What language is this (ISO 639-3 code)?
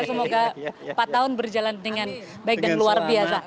ind